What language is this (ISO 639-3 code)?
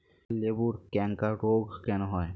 ben